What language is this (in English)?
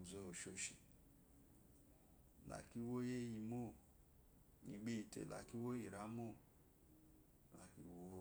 Eloyi